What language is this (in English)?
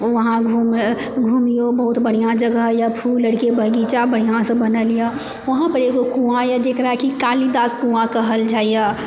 Maithili